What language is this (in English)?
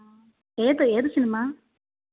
Malayalam